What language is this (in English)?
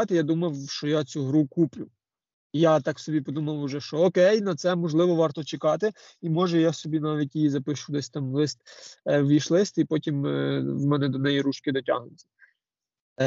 Ukrainian